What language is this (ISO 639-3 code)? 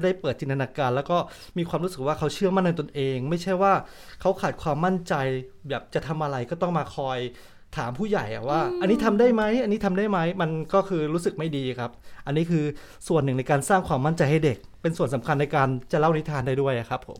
tha